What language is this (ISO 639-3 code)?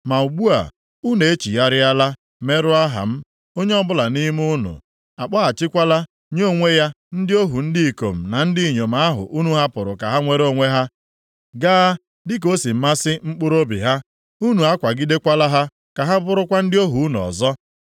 ibo